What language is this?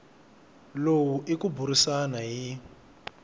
Tsonga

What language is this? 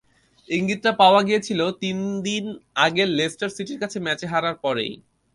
Bangla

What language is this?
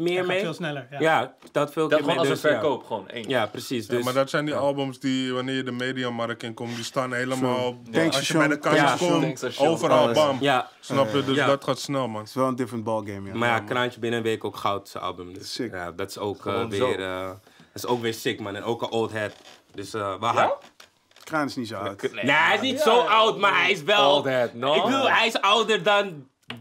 Dutch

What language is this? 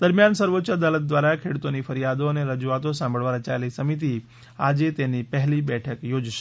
Gujarati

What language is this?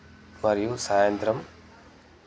Telugu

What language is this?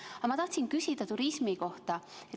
Estonian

